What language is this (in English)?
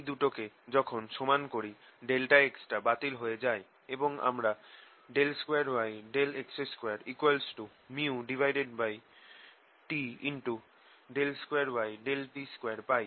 Bangla